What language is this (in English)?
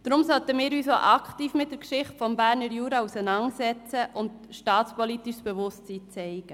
Swiss German